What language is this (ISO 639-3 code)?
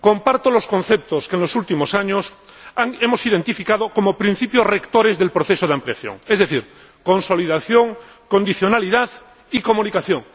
spa